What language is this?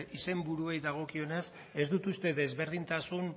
Basque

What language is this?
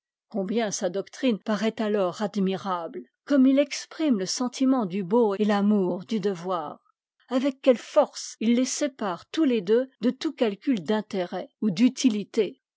French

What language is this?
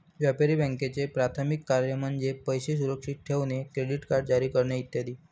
Marathi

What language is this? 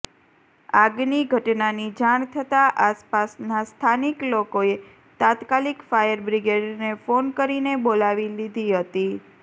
Gujarati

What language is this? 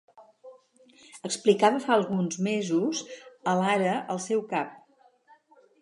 Catalan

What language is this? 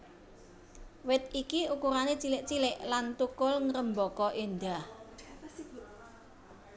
Javanese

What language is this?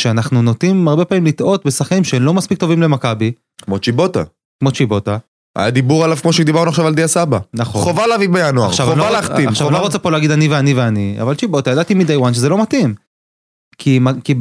Hebrew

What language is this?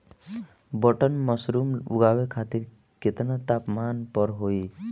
Bhojpuri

